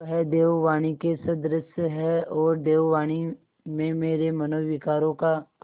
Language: Hindi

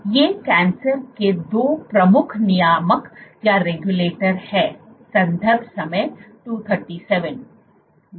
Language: Hindi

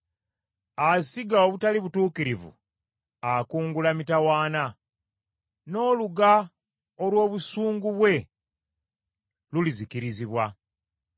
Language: Ganda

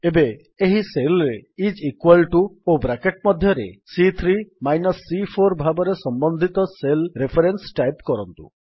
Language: Odia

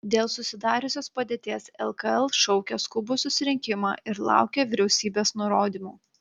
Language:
Lithuanian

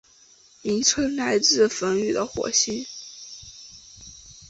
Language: Chinese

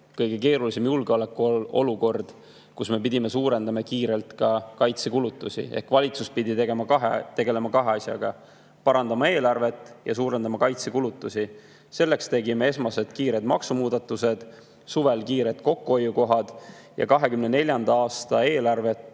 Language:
Estonian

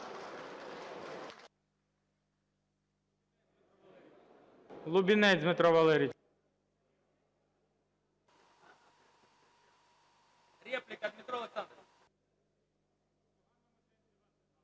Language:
Ukrainian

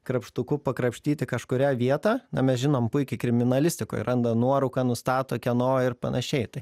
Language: Lithuanian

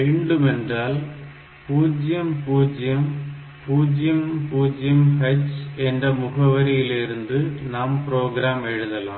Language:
Tamil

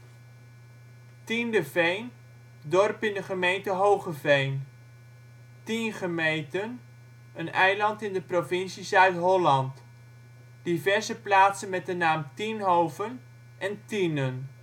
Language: Dutch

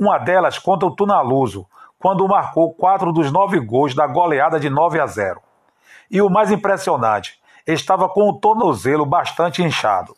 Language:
Portuguese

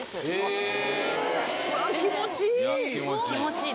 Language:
Japanese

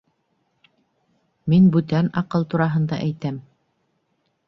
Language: Bashkir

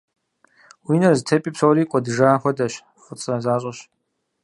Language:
Kabardian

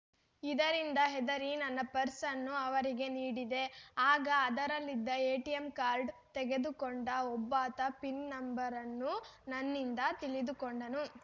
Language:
Kannada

